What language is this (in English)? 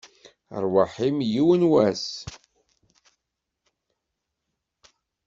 Kabyle